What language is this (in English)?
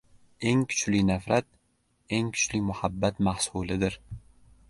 Uzbek